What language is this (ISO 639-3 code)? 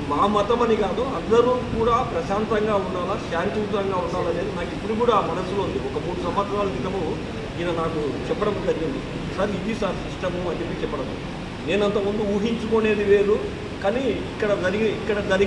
tel